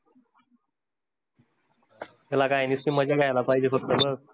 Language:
Marathi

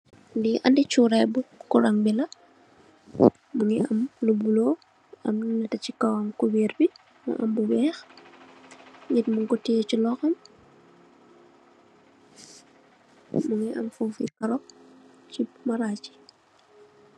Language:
Wolof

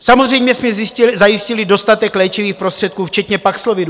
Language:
Czech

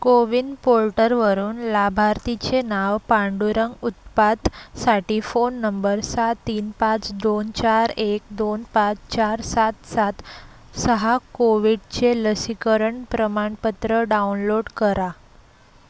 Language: Marathi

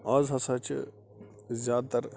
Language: Kashmiri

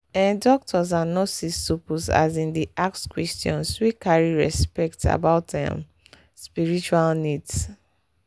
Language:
Nigerian Pidgin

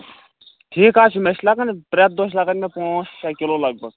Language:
Kashmiri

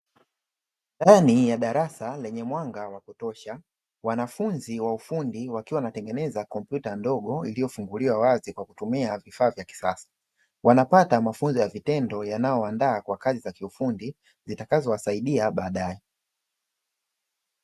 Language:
Swahili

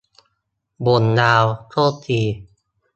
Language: Thai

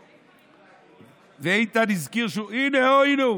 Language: Hebrew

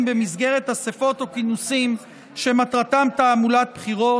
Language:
Hebrew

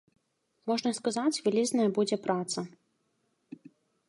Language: Belarusian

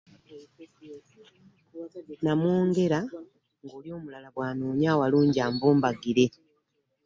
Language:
Ganda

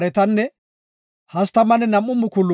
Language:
Gofa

